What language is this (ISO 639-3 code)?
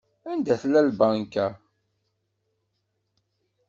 kab